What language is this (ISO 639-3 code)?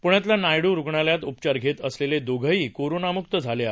mar